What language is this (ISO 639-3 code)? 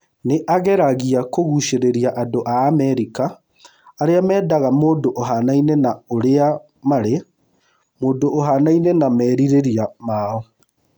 kik